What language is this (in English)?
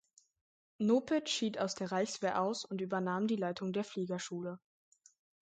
German